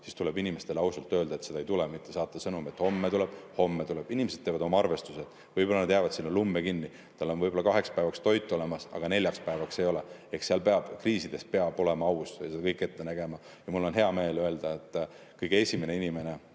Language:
Estonian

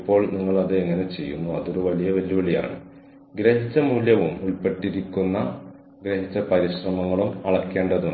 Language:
Malayalam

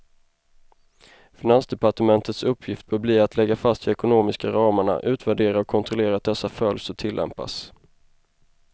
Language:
Swedish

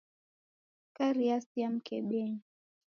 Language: Taita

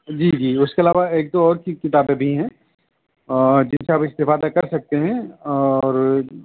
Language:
Urdu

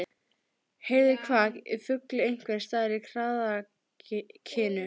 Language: Icelandic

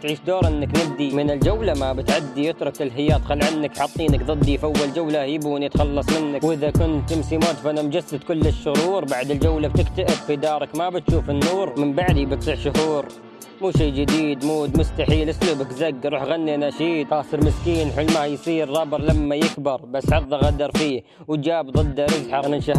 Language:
Arabic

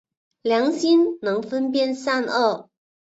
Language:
Chinese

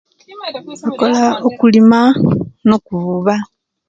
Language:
Kenyi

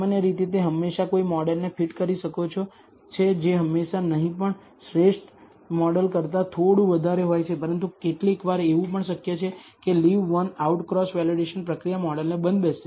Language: Gujarati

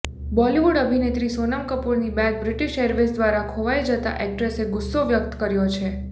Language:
Gujarati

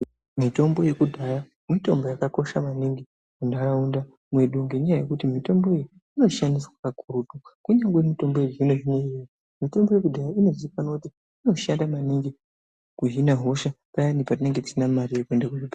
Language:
Ndau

